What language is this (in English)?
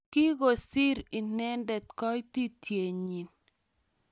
Kalenjin